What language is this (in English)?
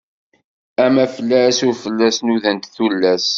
Kabyle